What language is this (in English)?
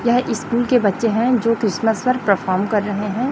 Hindi